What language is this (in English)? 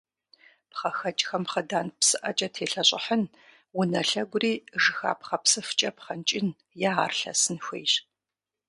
Kabardian